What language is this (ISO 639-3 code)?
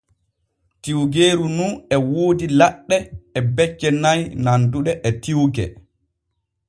fue